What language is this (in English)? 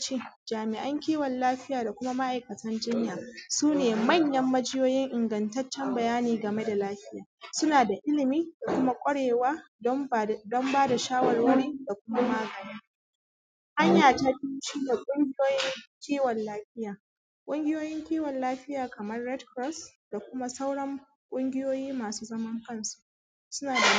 Hausa